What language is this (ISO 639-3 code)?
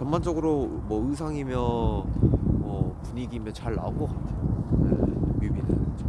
kor